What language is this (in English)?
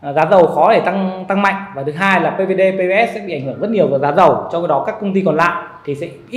Vietnamese